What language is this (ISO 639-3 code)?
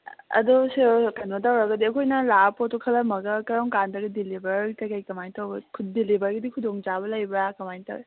mni